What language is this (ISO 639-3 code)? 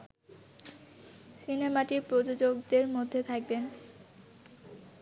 ben